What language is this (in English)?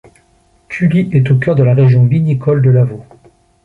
French